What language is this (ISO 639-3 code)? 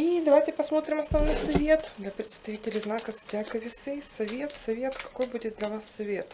rus